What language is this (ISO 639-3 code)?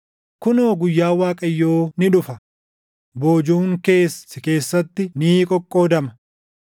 orm